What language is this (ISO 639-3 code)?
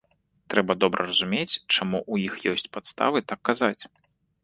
bel